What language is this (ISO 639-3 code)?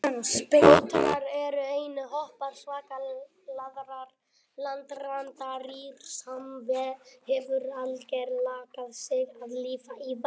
isl